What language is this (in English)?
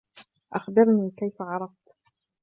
Arabic